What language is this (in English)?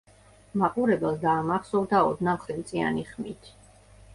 Georgian